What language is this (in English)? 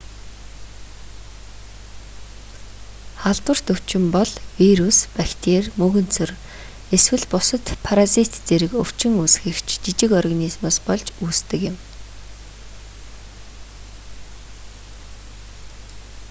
Mongolian